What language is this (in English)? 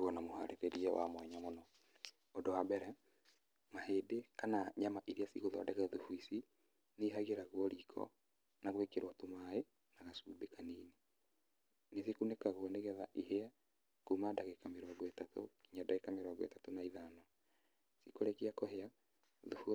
Kikuyu